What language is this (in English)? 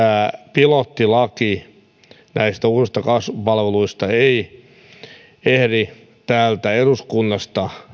Finnish